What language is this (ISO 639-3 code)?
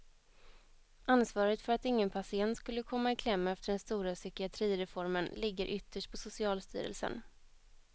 swe